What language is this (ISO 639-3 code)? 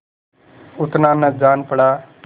hin